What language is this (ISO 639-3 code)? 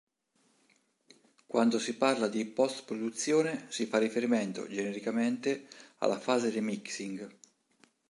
ita